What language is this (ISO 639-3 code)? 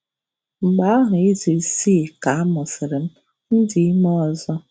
ibo